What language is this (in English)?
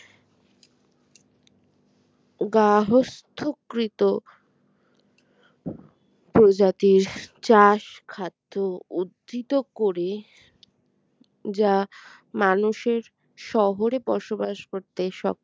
Bangla